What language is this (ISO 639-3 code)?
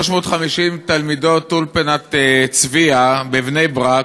heb